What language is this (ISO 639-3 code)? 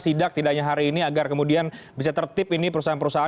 ind